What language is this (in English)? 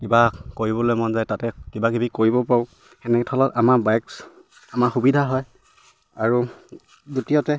Assamese